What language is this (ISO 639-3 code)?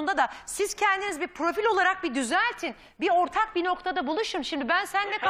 tur